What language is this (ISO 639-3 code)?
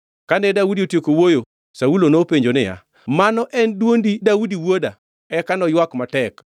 luo